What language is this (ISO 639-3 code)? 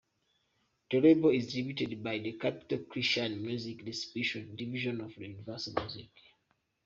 eng